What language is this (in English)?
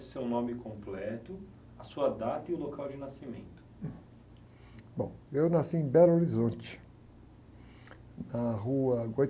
Portuguese